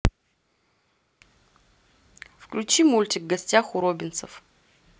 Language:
Russian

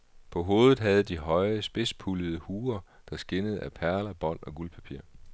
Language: Danish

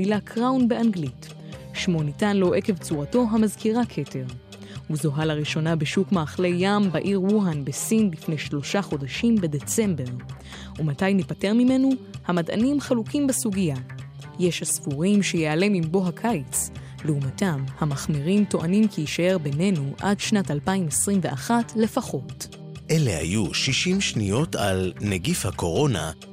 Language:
Hebrew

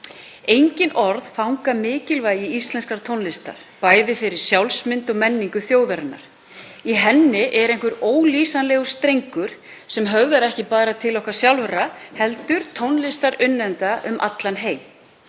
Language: Icelandic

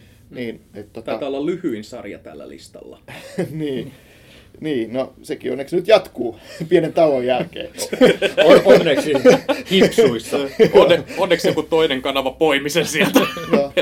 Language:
Finnish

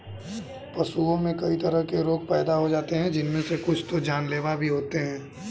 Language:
Hindi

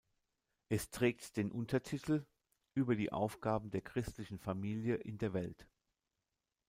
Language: German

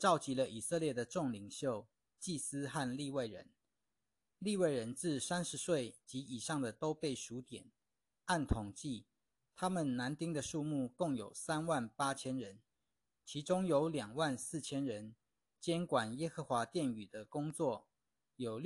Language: Chinese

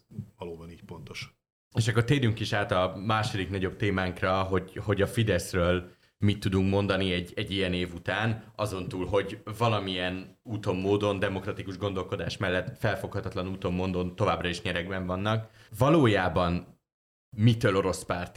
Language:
Hungarian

